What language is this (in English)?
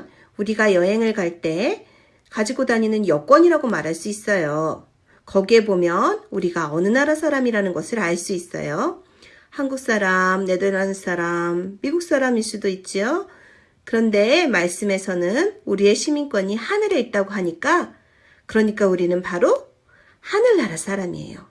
Korean